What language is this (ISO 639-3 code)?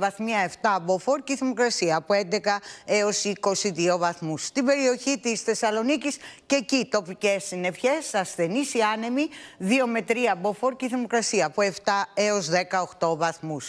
ell